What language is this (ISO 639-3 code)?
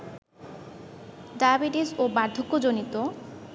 ben